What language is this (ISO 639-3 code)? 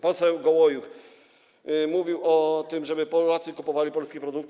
pol